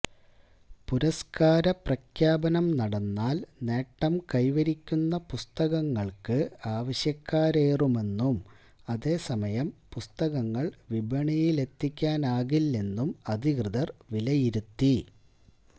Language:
Malayalam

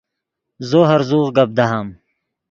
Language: Yidgha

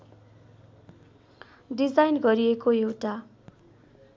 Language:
Nepali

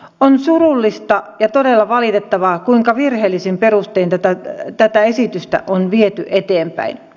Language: Finnish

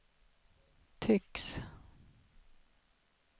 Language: Swedish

